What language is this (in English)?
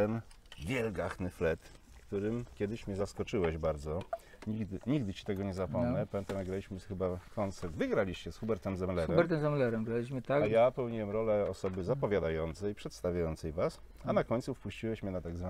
Polish